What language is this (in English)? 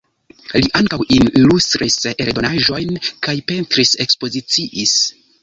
Esperanto